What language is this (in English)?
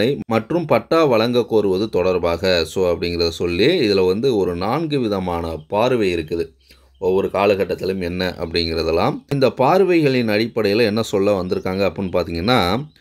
Korean